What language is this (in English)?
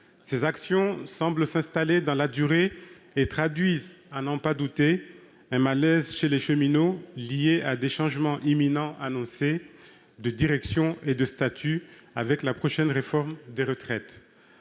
French